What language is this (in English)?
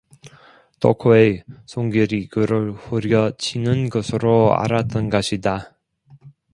Korean